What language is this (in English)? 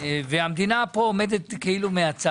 Hebrew